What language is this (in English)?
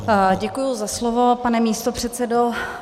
Czech